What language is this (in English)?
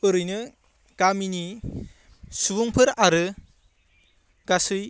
Bodo